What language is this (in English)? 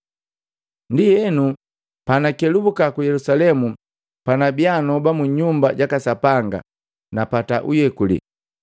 Matengo